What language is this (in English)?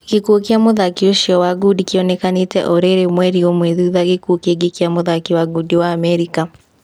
Kikuyu